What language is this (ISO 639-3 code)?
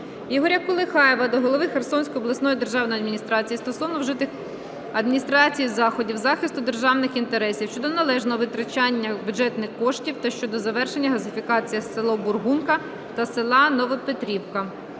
ukr